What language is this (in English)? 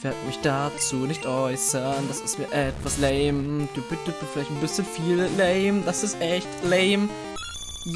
German